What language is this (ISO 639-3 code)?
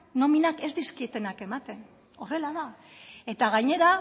eus